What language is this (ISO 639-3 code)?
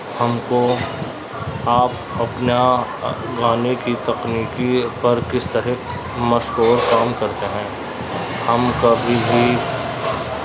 urd